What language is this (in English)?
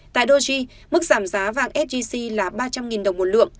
Vietnamese